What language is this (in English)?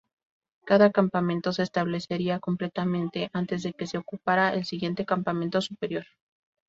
Spanish